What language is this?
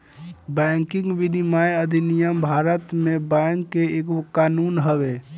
Bhojpuri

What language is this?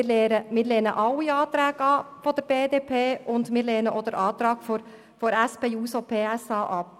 Swiss German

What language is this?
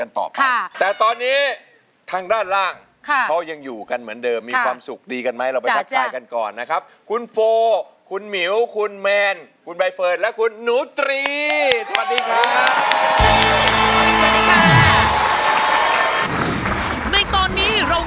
Thai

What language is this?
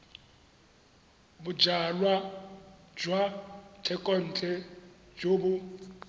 Tswana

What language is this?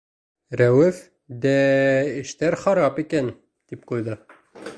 Bashkir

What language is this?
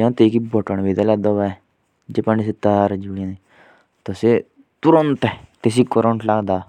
Jaunsari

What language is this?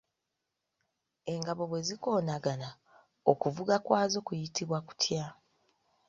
Ganda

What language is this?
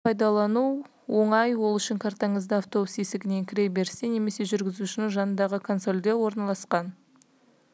Kazakh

